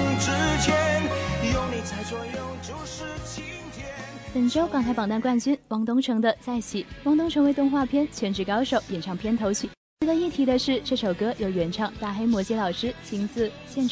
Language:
Chinese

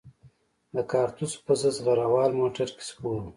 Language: Pashto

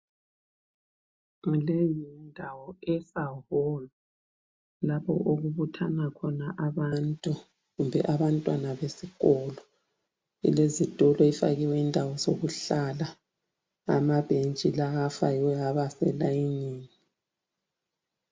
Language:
North Ndebele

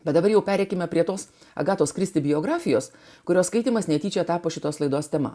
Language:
Lithuanian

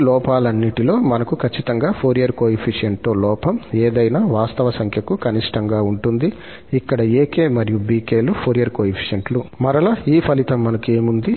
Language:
Telugu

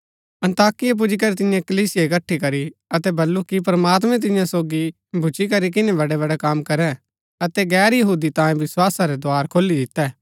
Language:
Gaddi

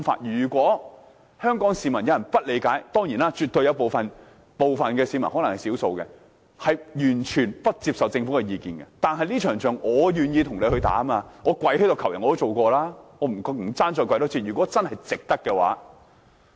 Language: Cantonese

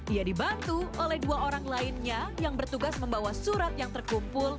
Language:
Indonesian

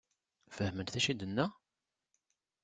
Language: Kabyle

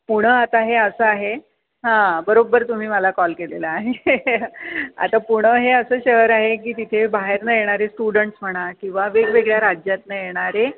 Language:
Marathi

